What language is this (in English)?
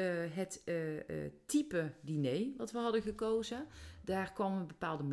Dutch